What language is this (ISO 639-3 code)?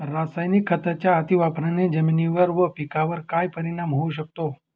mar